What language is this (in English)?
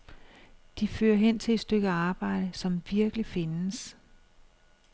Danish